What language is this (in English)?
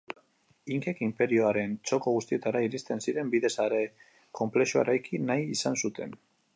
Basque